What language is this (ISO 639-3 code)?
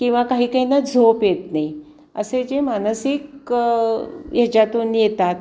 mar